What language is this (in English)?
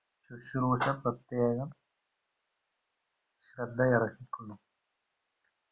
Malayalam